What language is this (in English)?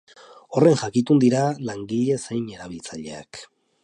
Basque